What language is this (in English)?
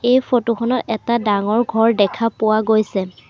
Assamese